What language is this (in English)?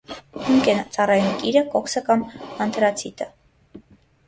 Armenian